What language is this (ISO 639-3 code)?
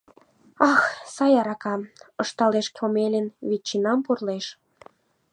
chm